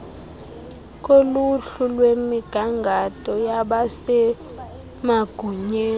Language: Xhosa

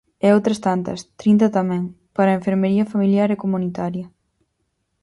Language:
Galician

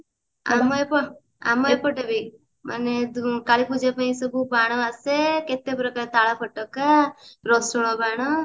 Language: Odia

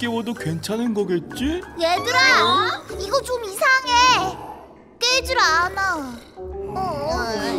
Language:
Korean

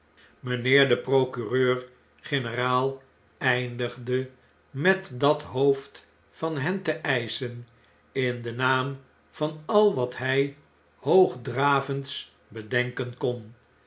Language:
Dutch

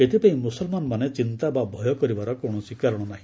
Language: Odia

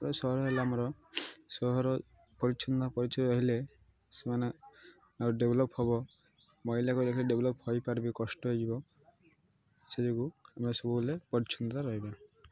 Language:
Odia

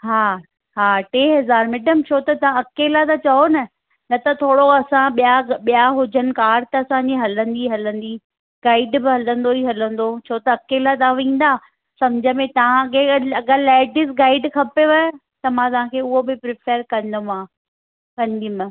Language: Sindhi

